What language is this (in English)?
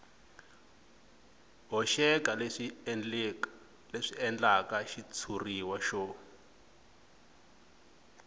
Tsonga